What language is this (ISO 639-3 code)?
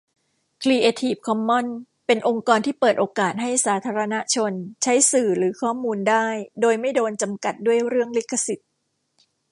tha